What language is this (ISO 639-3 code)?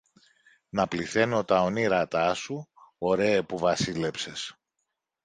ell